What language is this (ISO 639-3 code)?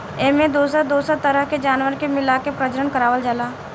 bho